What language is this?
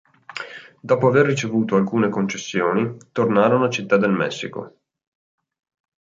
Italian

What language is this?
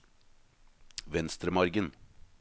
Norwegian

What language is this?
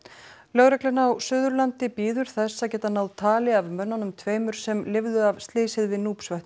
Icelandic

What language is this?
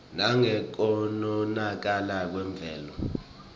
Swati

